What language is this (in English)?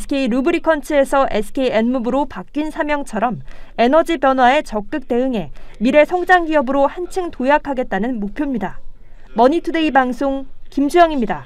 Korean